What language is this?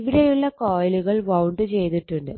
Malayalam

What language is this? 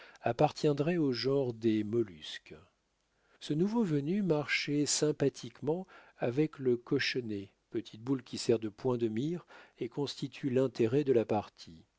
French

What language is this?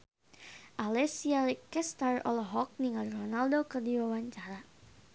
Sundanese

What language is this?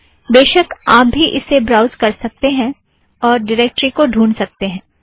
Hindi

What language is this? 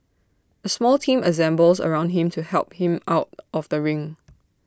English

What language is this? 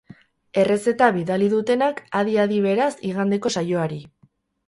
Basque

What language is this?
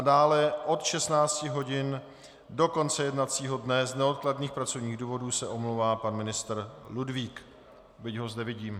Czech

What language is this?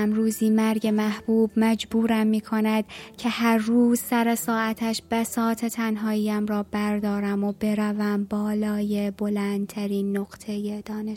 Persian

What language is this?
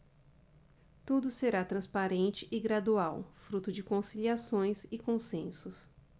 Portuguese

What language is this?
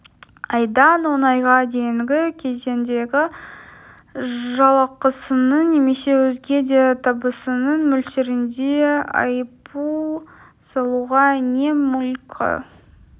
Kazakh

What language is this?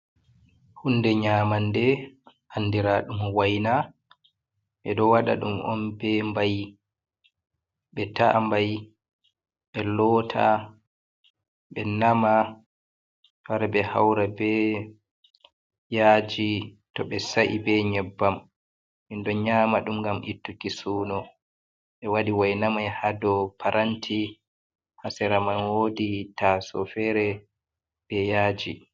Fula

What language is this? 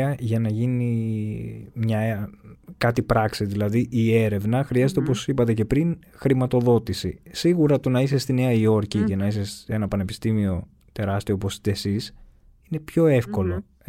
Greek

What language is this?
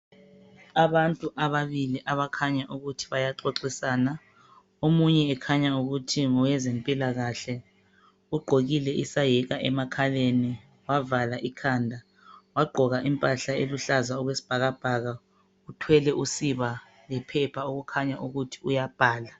North Ndebele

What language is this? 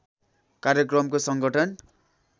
Nepali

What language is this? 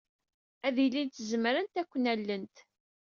Kabyle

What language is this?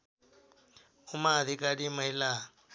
Nepali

